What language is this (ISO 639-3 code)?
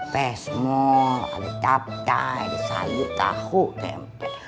ind